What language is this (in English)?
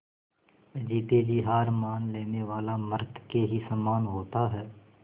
Hindi